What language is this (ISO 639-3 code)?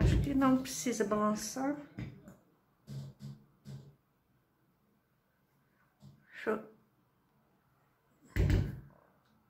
por